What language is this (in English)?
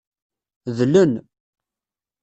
Kabyle